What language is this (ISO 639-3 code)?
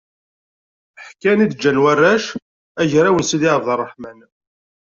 kab